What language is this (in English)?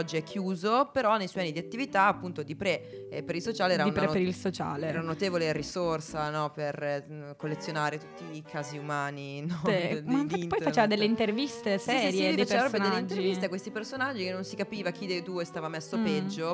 Italian